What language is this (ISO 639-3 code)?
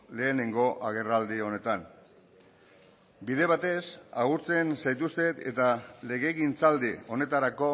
eus